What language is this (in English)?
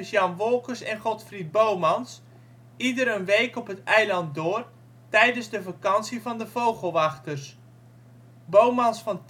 Dutch